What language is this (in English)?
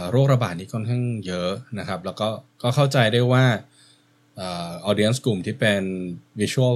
Thai